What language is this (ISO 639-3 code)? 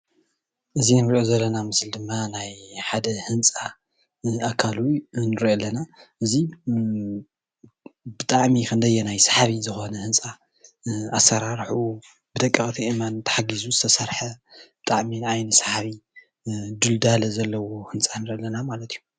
tir